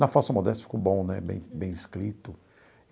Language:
Portuguese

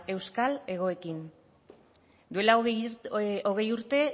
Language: Basque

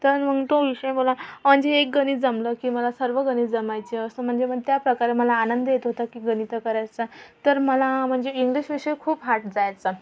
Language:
Marathi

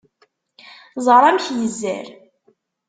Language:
Kabyle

